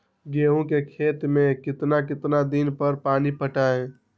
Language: Magahi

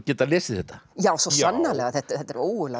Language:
Icelandic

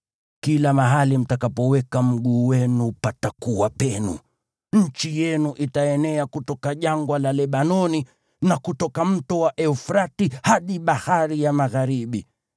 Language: Swahili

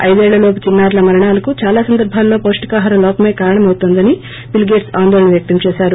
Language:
Telugu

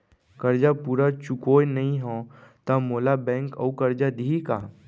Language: Chhattisgarhi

